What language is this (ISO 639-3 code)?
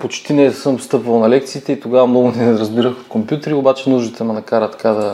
bul